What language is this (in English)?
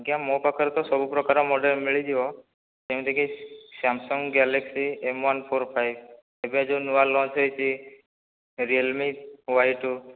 Odia